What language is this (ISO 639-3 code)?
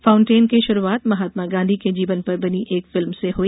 hin